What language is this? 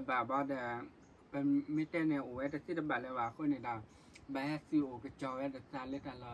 Thai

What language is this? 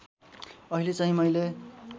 Nepali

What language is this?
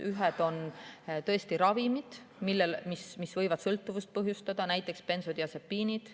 Estonian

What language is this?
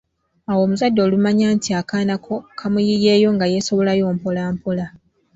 Ganda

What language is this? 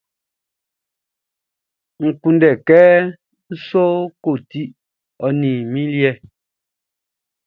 Baoulé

